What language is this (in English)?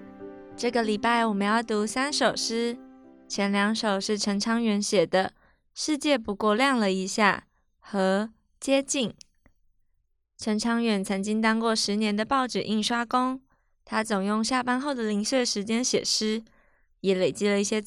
Chinese